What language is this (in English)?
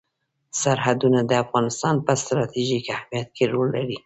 Pashto